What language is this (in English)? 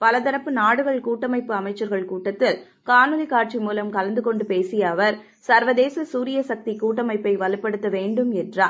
Tamil